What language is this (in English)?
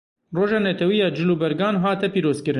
Kurdish